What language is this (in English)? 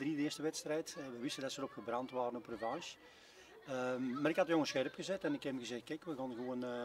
Dutch